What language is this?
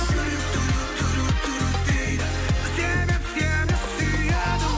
Kazakh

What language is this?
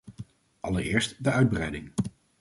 Dutch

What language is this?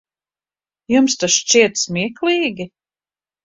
Latvian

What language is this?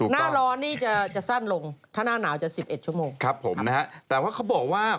Thai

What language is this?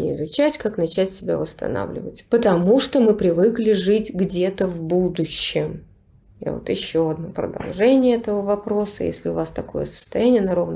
Russian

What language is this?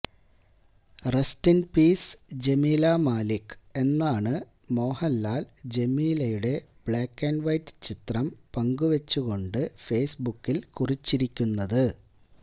Malayalam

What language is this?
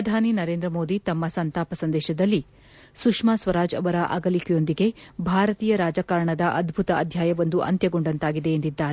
Kannada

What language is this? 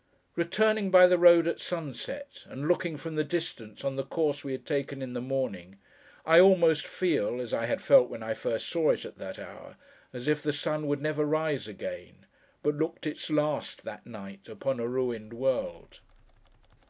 English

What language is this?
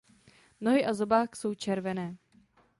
Czech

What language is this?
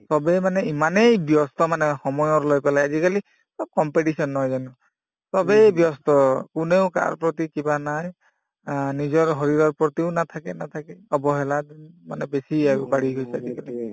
Assamese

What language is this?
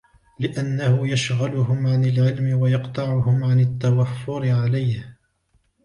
Arabic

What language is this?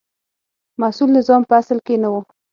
Pashto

